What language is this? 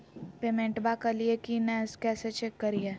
Magahi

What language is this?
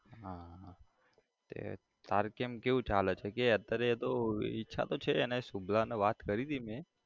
Gujarati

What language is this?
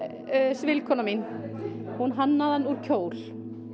Icelandic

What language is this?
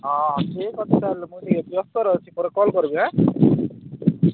Odia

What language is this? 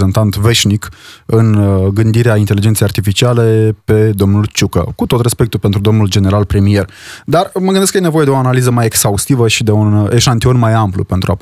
Romanian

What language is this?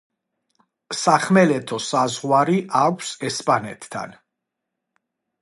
Georgian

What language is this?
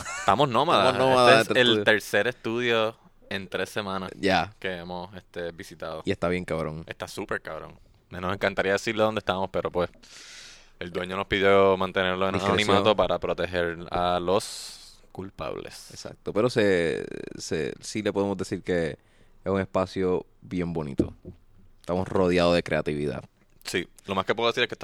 Spanish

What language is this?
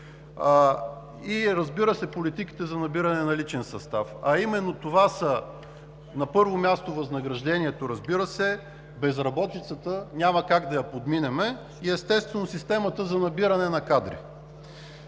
Bulgarian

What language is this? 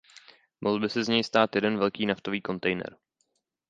Czech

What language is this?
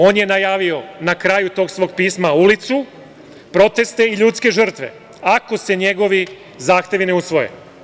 Serbian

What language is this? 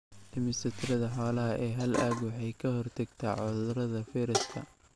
Somali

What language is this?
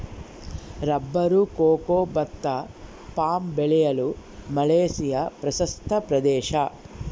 Kannada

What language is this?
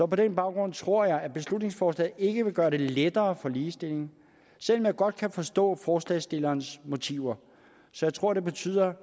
Danish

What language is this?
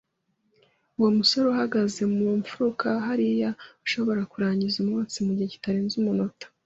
Kinyarwanda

